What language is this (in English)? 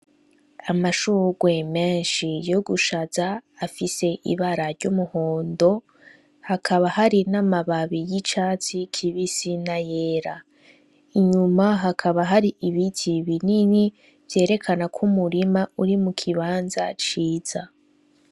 Rundi